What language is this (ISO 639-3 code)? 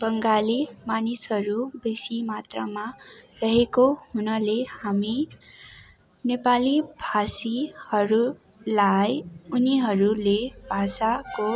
nep